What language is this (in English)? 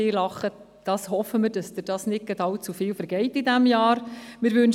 Swiss German